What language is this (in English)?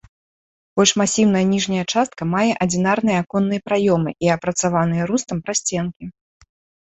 Belarusian